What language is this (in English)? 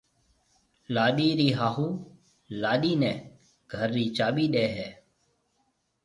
Marwari (Pakistan)